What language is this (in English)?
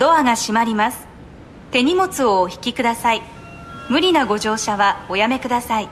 Japanese